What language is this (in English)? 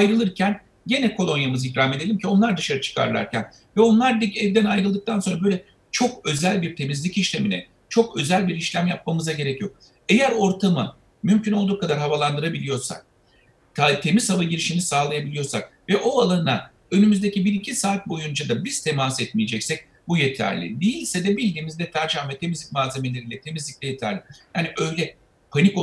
Turkish